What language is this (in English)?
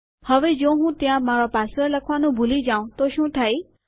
Gujarati